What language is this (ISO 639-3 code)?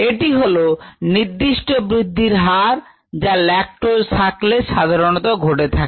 ben